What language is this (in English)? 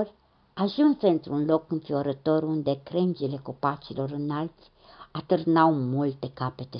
Romanian